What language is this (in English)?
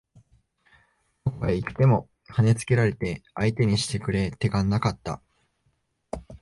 Japanese